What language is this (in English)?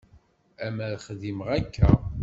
Kabyle